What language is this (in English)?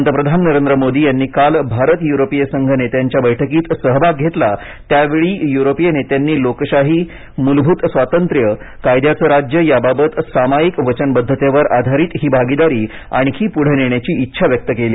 Marathi